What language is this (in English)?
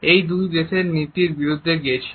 Bangla